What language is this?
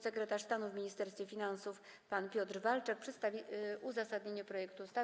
Polish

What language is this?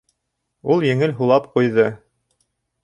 Bashkir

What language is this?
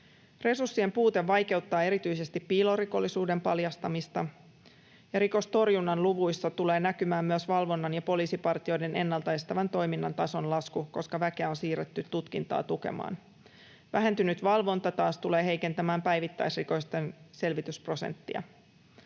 Finnish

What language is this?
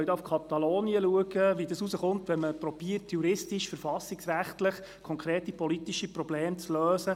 Swiss German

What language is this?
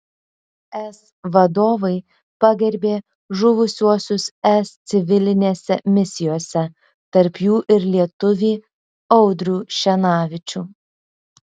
Lithuanian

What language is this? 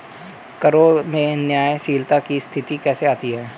Hindi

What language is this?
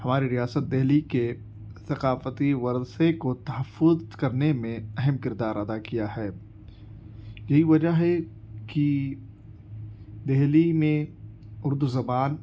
Urdu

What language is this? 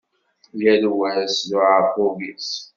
Kabyle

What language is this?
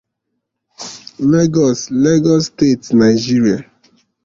Igbo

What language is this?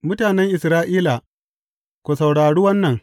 Hausa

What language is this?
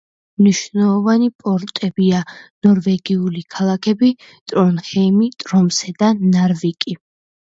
Georgian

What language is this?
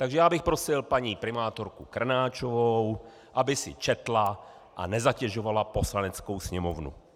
Czech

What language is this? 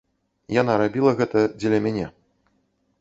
Belarusian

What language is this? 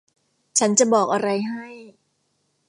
Thai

